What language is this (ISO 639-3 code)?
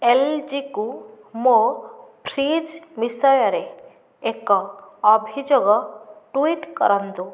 ori